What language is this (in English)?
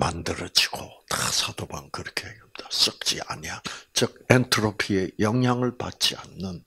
Korean